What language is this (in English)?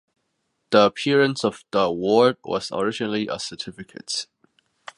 English